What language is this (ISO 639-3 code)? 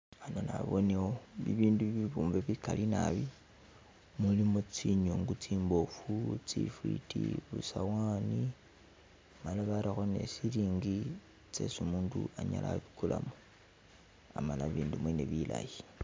myx